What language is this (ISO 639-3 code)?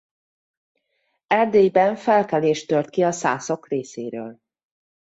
hun